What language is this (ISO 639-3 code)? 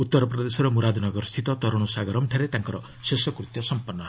ori